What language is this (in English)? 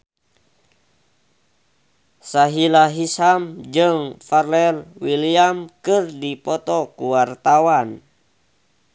Sundanese